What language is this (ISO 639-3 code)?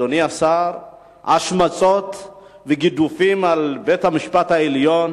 heb